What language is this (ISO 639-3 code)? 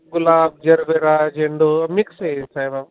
mar